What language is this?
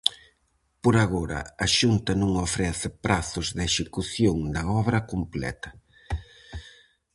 Galician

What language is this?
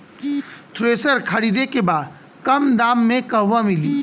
Bhojpuri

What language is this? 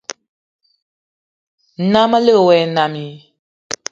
Eton (Cameroon)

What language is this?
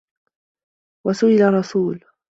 Arabic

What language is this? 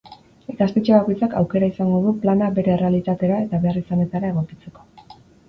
Basque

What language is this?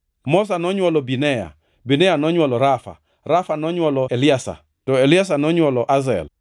Luo (Kenya and Tanzania)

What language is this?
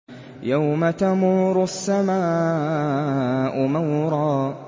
Arabic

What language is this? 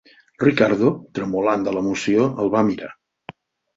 Catalan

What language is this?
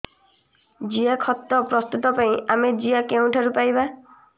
Odia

